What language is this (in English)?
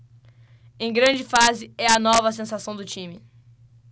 Portuguese